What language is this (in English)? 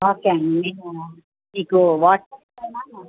Telugu